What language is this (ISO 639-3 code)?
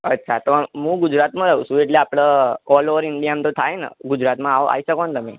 guj